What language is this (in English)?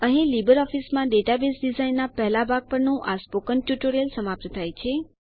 Gujarati